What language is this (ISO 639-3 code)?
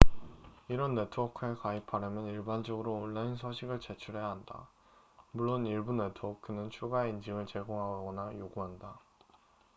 kor